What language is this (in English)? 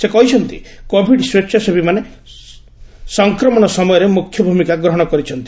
Odia